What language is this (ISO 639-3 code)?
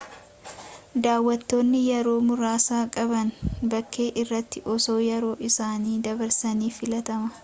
orm